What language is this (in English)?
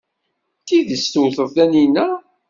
Kabyle